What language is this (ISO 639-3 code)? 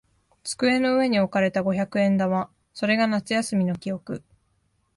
jpn